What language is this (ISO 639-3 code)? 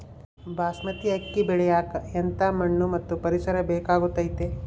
kan